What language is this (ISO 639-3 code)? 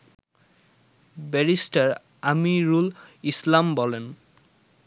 ben